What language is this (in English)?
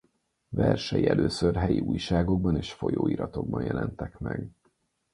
Hungarian